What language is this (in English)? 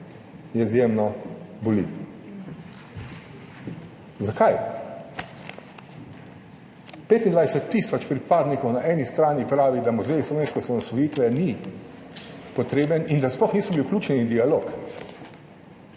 Slovenian